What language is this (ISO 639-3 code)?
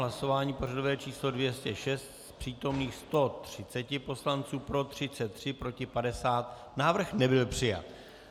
ces